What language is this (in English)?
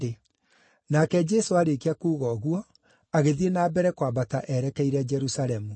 Kikuyu